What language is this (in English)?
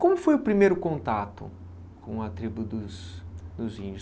Portuguese